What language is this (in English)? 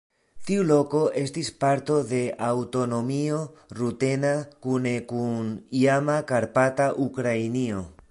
Esperanto